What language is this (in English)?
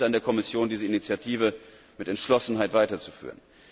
German